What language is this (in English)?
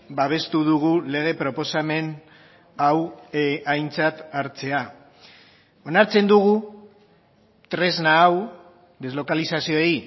Basque